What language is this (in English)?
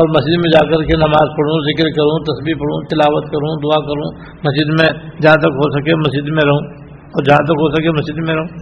Urdu